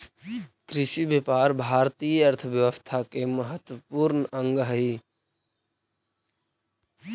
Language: Magahi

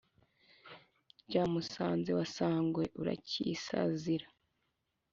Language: Kinyarwanda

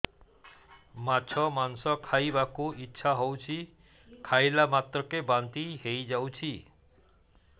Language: Odia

